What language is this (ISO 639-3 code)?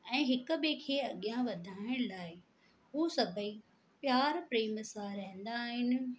snd